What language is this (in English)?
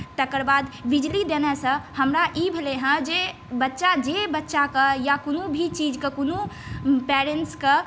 Maithili